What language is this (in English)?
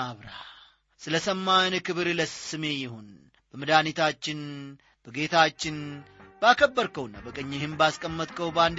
Amharic